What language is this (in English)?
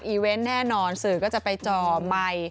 Thai